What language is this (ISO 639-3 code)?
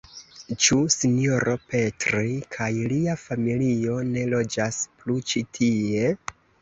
epo